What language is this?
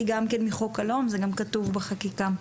Hebrew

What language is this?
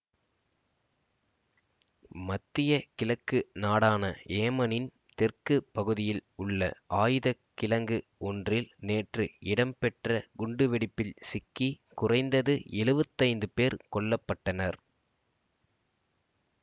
Tamil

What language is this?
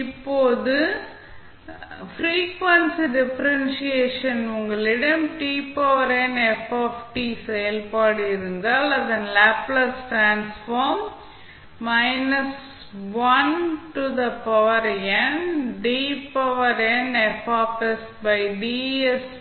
Tamil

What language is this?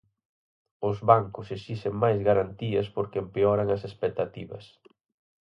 Galician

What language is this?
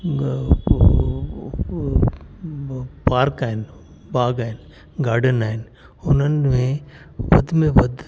Sindhi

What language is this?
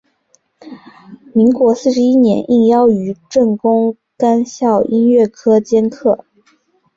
Chinese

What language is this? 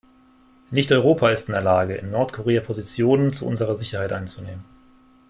German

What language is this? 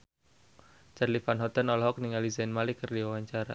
Sundanese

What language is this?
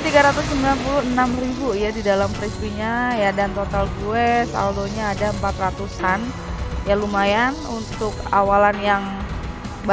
Indonesian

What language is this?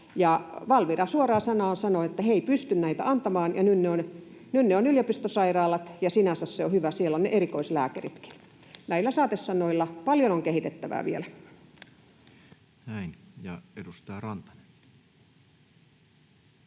Finnish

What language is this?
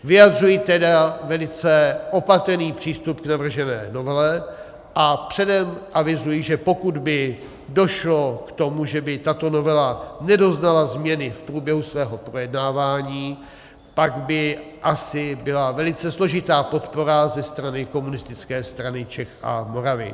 Czech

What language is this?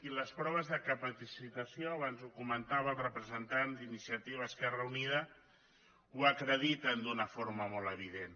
Catalan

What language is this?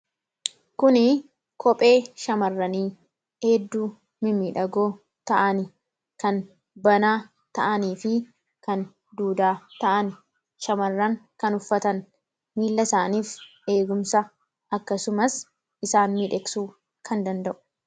Oromo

